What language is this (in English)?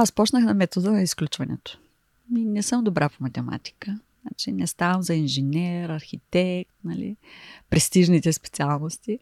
Bulgarian